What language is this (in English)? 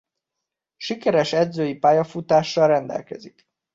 Hungarian